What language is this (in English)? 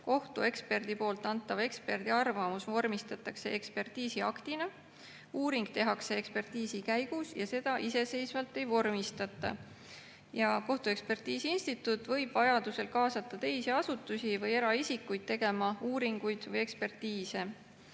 Estonian